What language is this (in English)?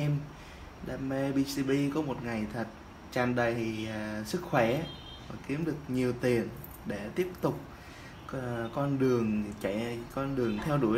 Vietnamese